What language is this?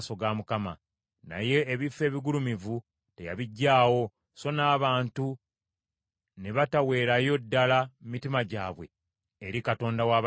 Ganda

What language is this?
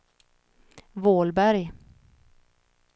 Swedish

